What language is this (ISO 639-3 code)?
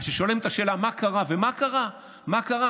heb